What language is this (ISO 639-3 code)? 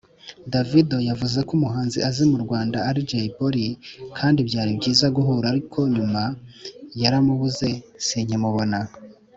kin